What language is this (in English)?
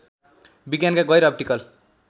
Nepali